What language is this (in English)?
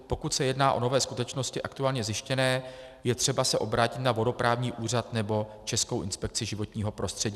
Czech